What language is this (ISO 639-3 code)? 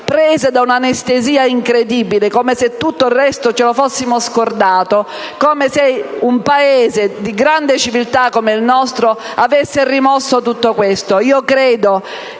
ita